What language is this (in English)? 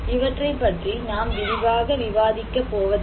Tamil